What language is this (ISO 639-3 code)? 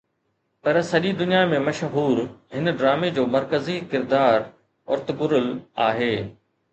snd